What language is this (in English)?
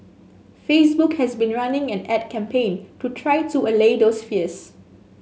English